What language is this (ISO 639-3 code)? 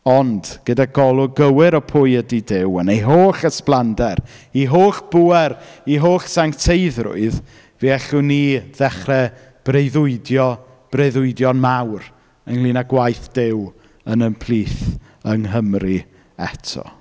cym